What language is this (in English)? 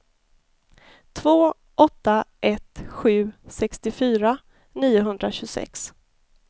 Swedish